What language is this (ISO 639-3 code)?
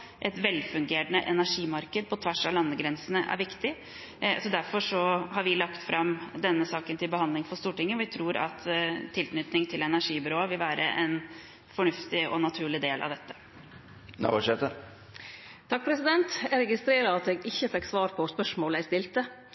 nor